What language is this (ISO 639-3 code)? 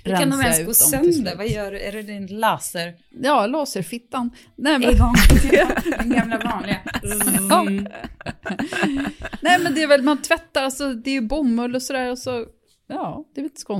swe